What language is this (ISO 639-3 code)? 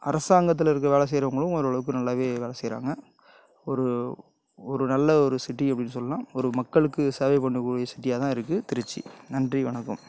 tam